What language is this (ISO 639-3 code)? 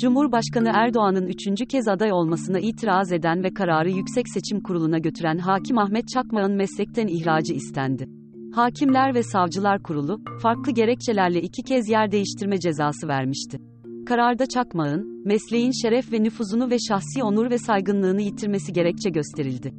tur